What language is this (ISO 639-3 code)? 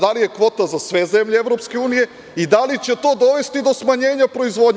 srp